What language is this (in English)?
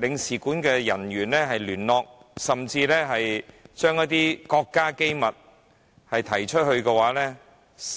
Cantonese